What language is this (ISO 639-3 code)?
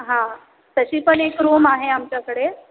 mar